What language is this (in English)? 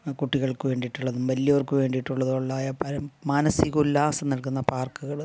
Malayalam